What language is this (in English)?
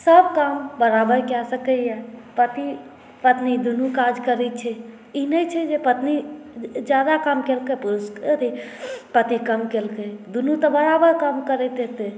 Maithili